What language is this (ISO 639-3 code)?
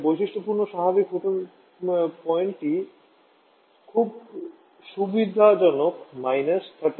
ben